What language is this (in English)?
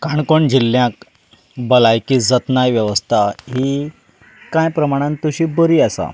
Konkani